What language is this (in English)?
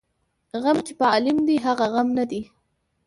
Pashto